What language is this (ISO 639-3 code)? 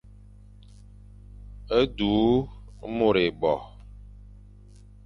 fan